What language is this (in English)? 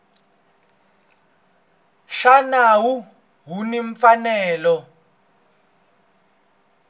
Tsonga